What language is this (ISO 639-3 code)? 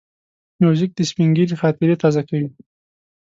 pus